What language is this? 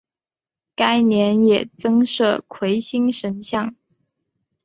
Chinese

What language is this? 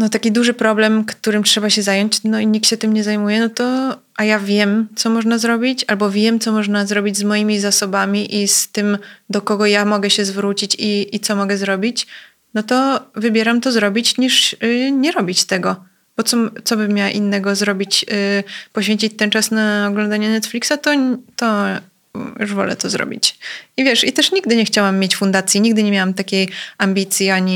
Polish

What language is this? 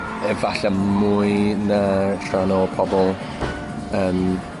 Welsh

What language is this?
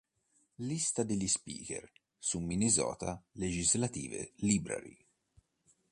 Italian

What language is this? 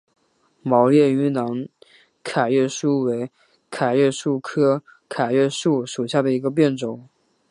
Chinese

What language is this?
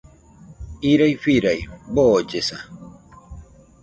Nüpode Huitoto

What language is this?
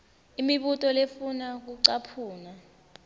Swati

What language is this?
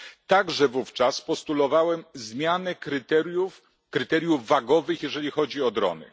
Polish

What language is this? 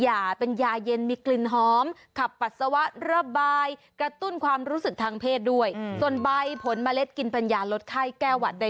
Thai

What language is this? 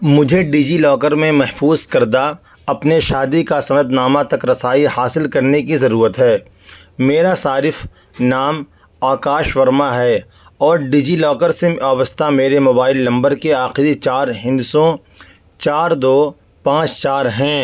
Urdu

